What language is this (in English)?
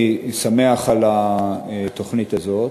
Hebrew